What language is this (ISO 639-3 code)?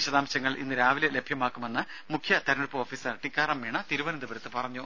mal